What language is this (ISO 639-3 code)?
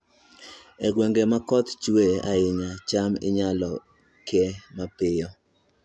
luo